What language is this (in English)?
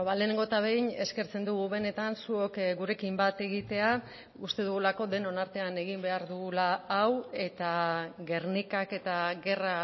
Basque